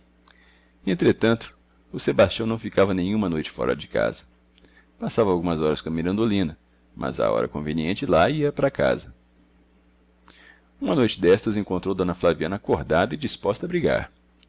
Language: Portuguese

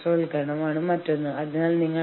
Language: Malayalam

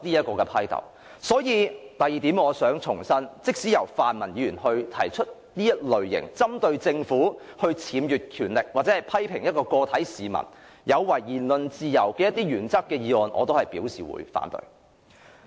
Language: Cantonese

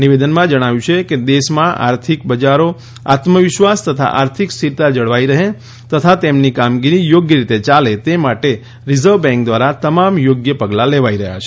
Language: Gujarati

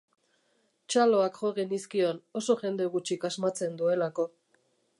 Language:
Basque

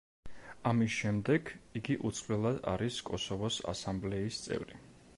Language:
Georgian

